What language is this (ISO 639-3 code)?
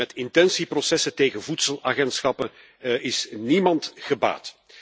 nld